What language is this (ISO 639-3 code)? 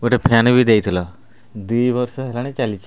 ori